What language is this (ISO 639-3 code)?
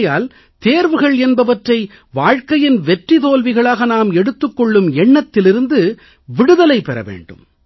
tam